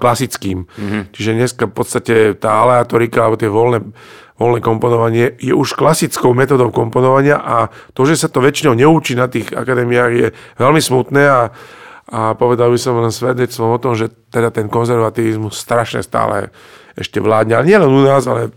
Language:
Slovak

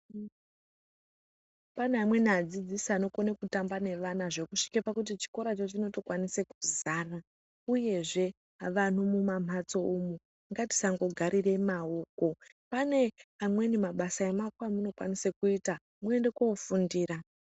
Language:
Ndau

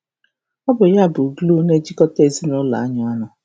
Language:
Igbo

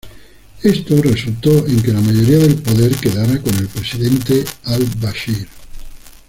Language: Spanish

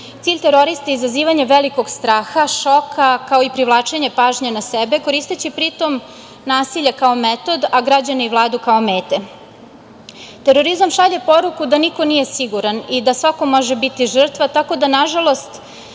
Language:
Serbian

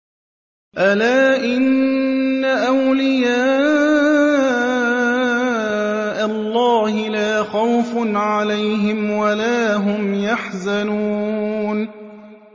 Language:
Arabic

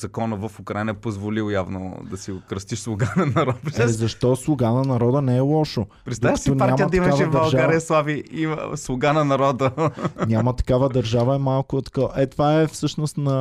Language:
Bulgarian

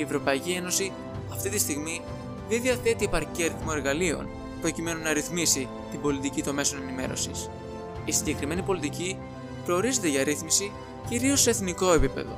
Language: Greek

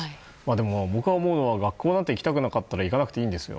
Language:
Japanese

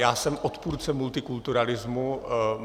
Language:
Czech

